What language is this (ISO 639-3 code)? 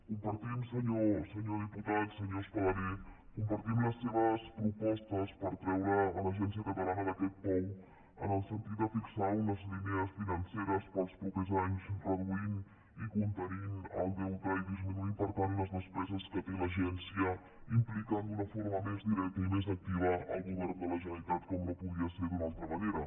cat